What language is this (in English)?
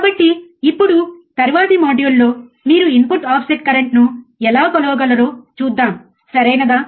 Telugu